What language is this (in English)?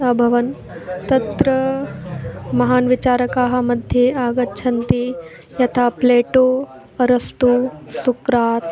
Sanskrit